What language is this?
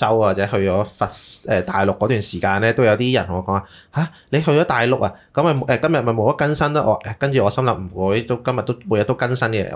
Chinese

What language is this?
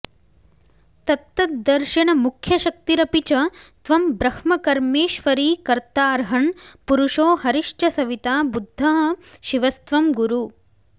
Sanskrit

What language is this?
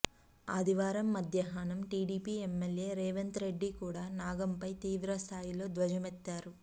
Telugu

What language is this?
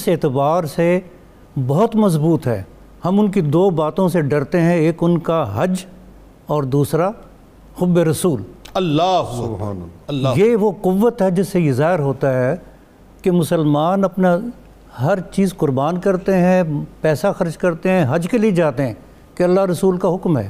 Urdu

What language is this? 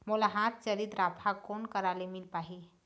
Chhattisgarhi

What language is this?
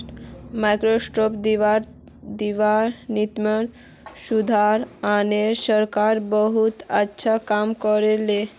Magahi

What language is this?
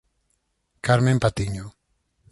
Galician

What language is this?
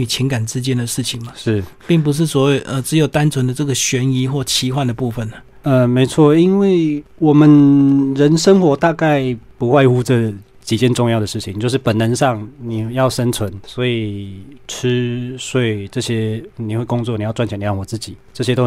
Chinese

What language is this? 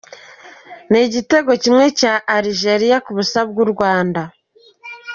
Kinyarwanda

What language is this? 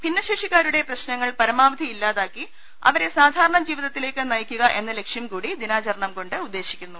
Malayalam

